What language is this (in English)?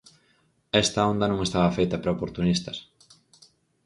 Galician